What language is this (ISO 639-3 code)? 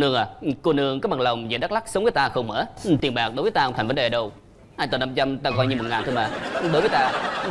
vie